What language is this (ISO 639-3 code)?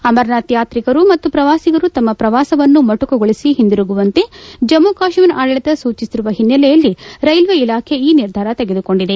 kan